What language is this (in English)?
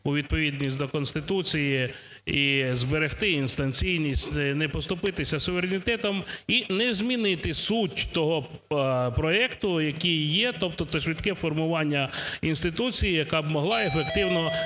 Ukrainian